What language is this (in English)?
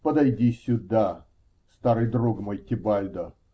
Russian